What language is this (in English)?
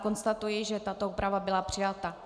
Czech